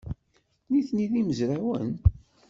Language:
Kabyle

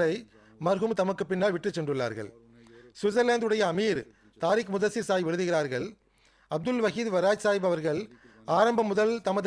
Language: Tamil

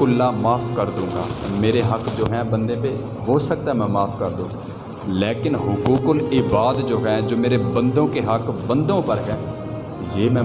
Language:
Urdu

